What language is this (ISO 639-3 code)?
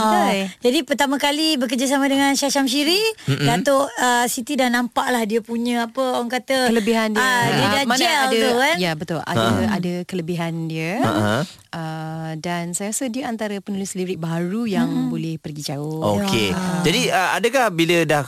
msa